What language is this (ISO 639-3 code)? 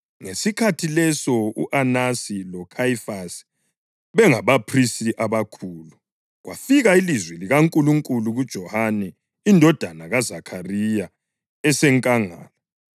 nde